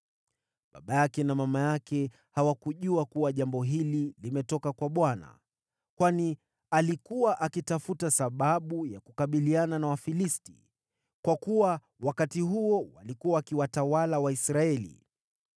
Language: Swahili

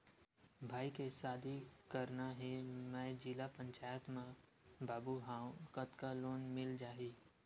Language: Chhattisgarhi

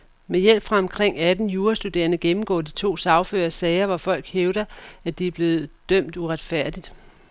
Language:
Danish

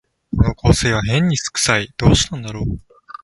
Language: Japanese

